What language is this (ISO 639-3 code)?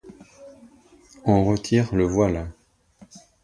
fra